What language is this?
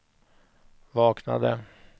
Swedish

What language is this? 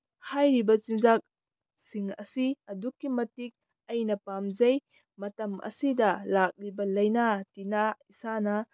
Manipuri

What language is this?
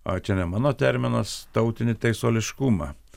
Lithuanian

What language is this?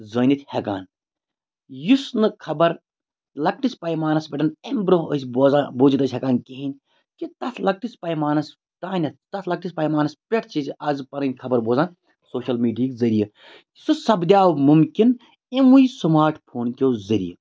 Kashmiri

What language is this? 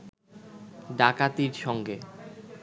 Bangla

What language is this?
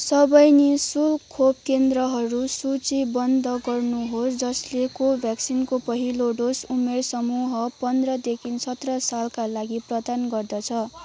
Nepali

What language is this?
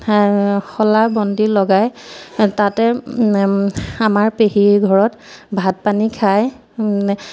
Assamese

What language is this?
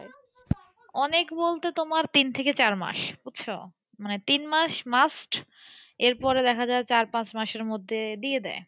Bangla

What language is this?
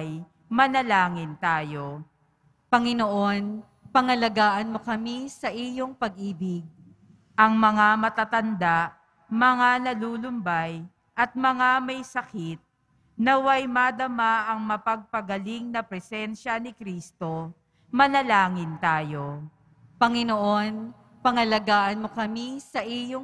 Filipino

